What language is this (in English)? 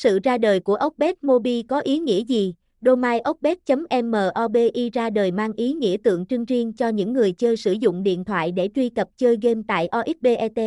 Vietnamese